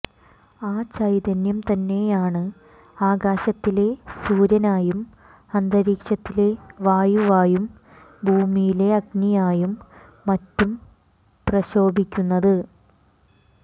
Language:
Malayalam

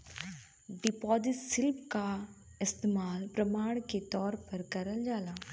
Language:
Bhojpuri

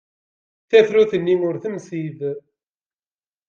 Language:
Kabyle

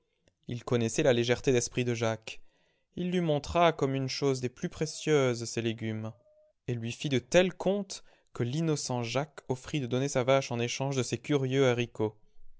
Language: French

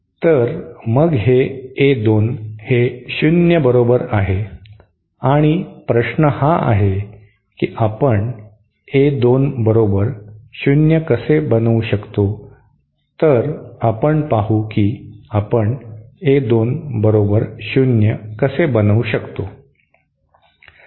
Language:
Marathi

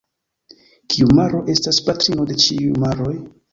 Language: Esperanto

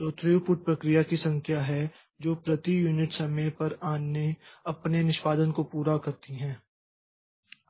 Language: Hindi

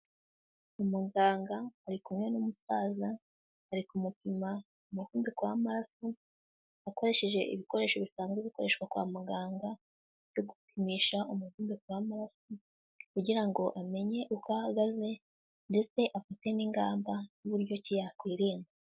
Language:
Kinyarwanda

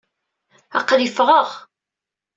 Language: Kabyle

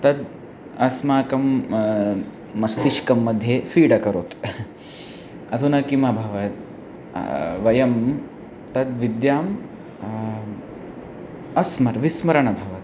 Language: Sanskrit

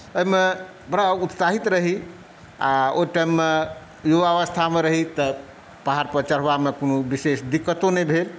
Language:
Maithili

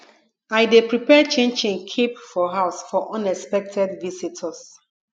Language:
Nigerian Pidgin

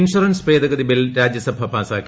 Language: Malayalam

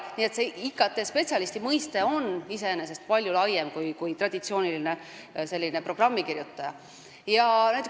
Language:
Estonian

